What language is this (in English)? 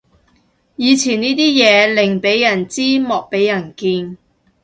Cantonese